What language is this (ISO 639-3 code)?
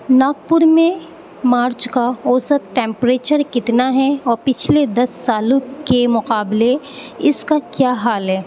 urd